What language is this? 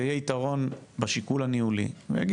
Hebrew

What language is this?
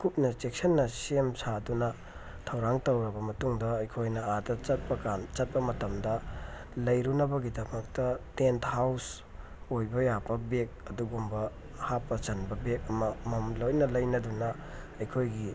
Manipuri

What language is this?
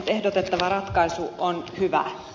Finnish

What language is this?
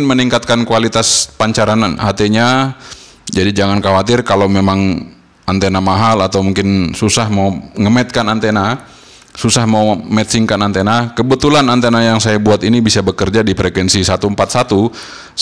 Indonesian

